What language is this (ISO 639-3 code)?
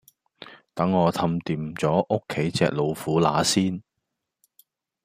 yue